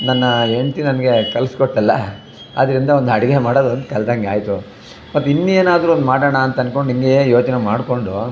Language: Kannada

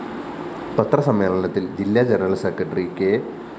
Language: Malayalam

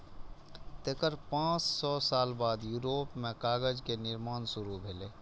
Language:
Maithili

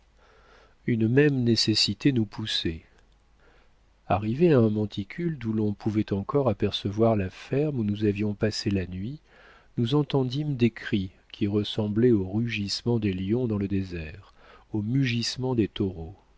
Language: French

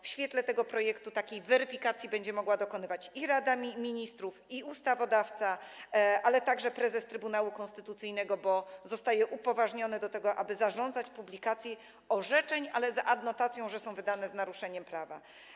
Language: Polish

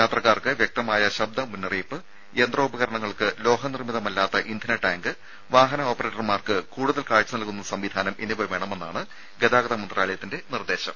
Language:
Malayalam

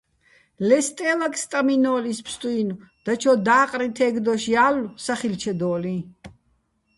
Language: Bats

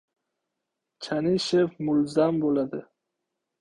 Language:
Uzbek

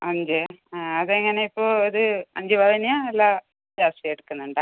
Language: Malayalam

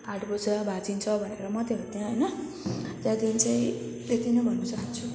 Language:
Nepali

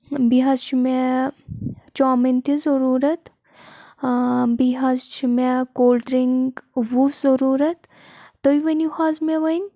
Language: Kashmiri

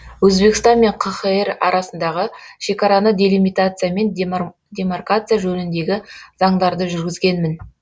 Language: Kazakh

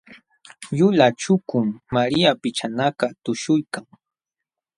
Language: Jauja Wanca Quechua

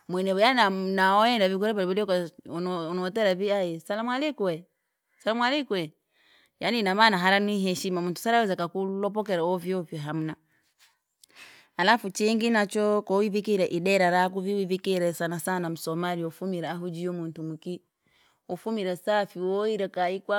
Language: Langi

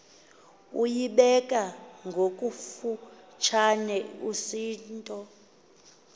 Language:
Xhosa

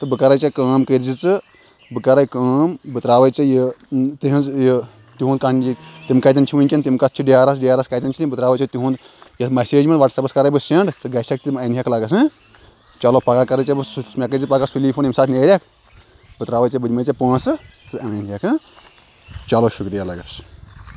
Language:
Kashmiri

